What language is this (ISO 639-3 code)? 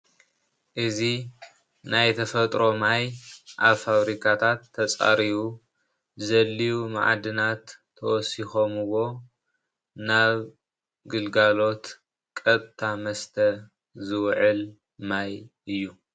tir